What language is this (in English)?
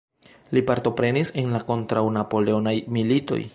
Esperanto